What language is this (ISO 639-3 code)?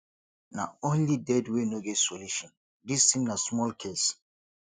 pcm